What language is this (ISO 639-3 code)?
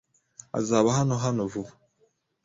kin